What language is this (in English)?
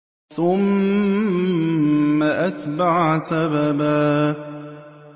Arabic